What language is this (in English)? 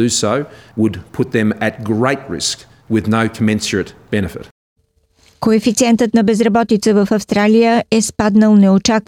Bulgarian